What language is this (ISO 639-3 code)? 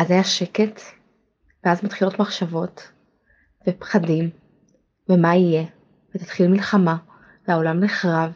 heb